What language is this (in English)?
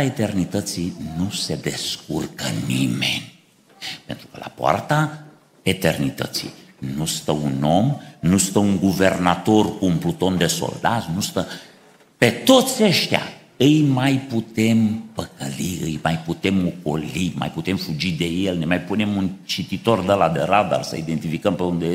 Romanian